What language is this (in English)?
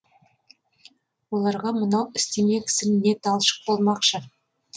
Kazakh